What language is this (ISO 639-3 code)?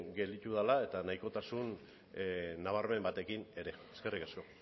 eus